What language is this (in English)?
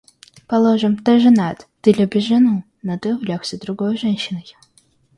Russian